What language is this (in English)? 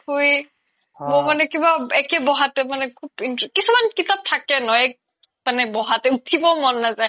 Assamese